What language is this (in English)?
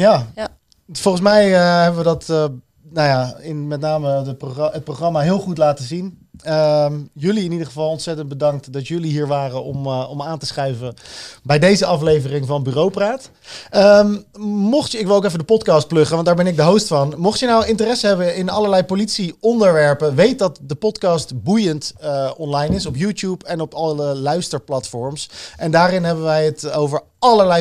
Dutch